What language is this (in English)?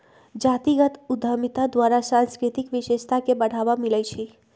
Magahi